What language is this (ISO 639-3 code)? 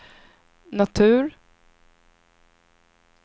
swe